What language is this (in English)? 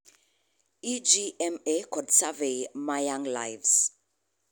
Luo (Kenya and Tanzania)